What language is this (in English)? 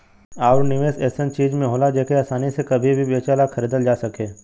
Bhojpuri